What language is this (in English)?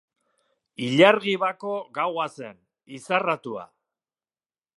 Basque